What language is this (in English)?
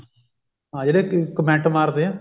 Punjabi